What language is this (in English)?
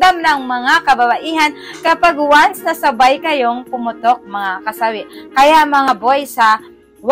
Filipino